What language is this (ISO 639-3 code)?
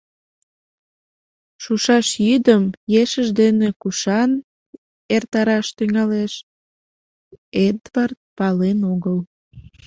chm